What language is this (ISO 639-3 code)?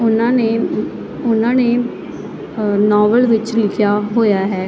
pan